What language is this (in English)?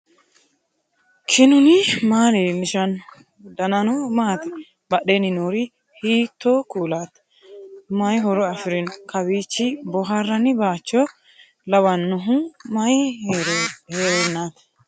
Sidamo